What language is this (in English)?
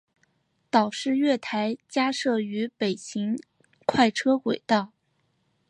Chinese